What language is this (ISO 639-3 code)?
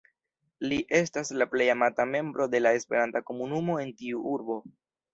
epo